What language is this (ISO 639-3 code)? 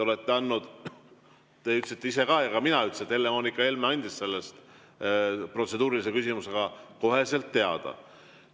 est